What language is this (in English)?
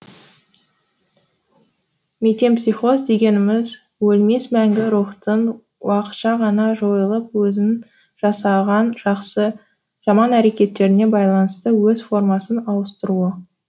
Kazakh